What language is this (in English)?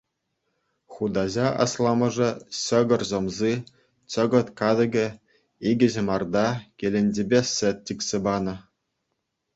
Chuvash